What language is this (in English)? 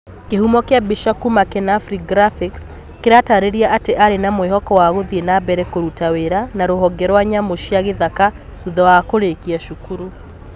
Kikuyu